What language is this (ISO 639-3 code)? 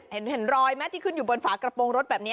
tha